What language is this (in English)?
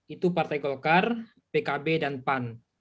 Indonesian